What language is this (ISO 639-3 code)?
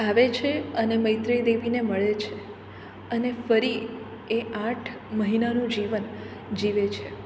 guj